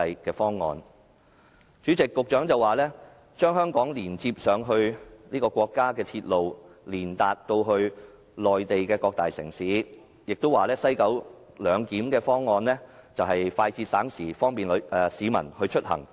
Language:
Cantonese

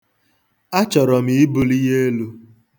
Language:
Igbo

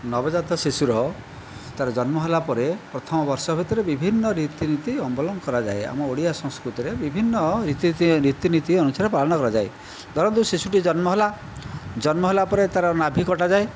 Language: Odia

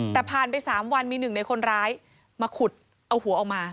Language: Thai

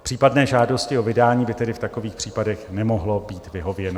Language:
Czech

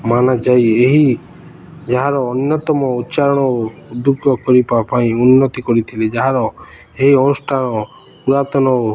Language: Odia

